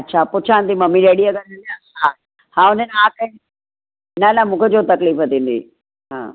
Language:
Sindhi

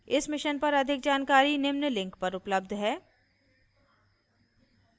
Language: Hindi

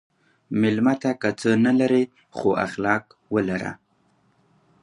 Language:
Pashto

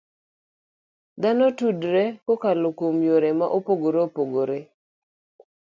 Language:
Luo (Kenya and Tanzania)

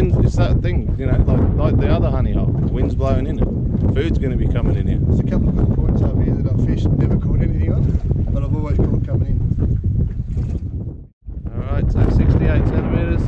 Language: English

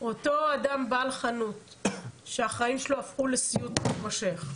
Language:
Hebrew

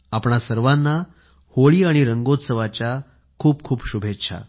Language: Marathi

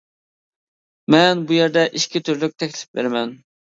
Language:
Uyghur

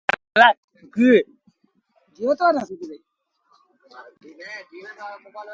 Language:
Sindhi Bhil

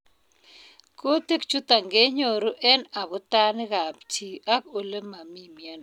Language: Kalenjin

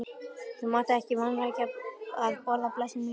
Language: Icelandic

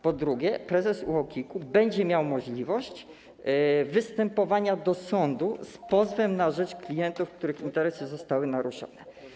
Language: Polish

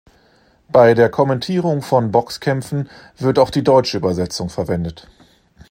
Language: German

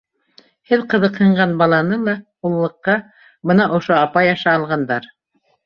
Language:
Bashkir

